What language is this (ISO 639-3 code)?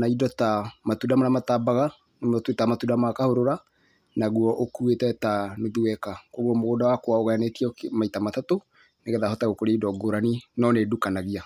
kik